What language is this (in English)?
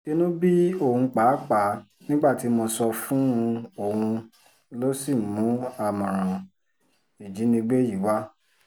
Yoruba